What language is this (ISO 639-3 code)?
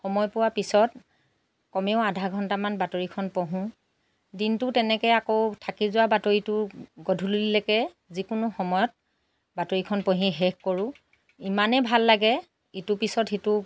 asm